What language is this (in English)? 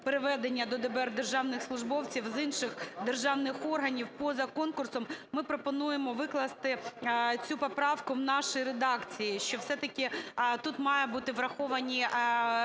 Ukrainian